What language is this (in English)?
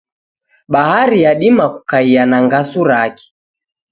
Taita